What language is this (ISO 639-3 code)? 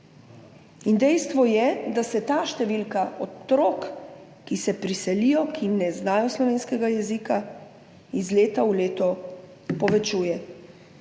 slv